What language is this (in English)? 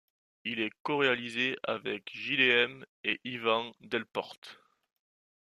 French